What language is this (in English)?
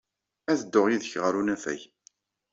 Kabyle